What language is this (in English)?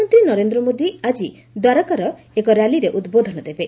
Odia